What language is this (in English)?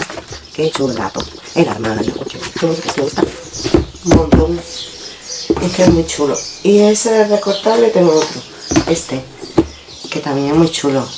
Spanish